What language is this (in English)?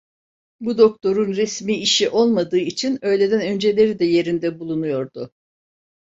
Turkish